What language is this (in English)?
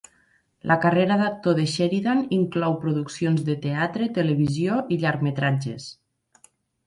Catalan